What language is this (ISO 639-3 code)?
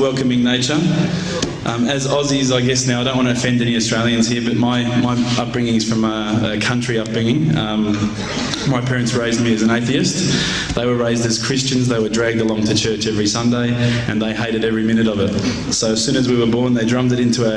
eng